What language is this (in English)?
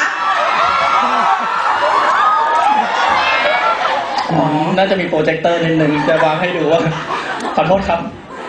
Thai